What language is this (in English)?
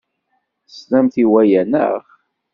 Kabyle